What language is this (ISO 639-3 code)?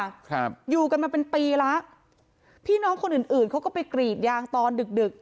tha